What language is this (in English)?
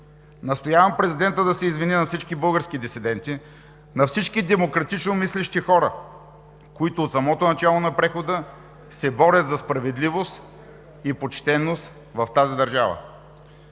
Bulgarian